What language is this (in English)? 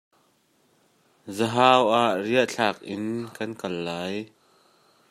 Hakha Chin